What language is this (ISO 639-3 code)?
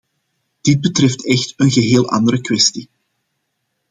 nld